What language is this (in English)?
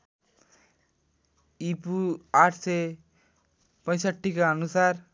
Nepali